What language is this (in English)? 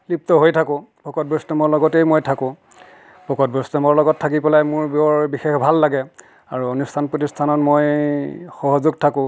Assamese